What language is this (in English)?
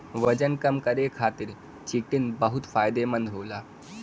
Bhojpuri